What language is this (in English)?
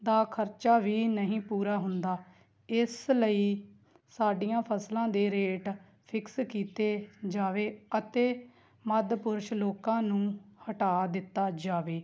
Punjabi